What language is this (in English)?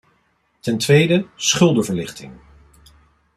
Dutch